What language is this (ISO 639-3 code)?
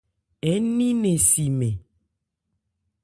ebr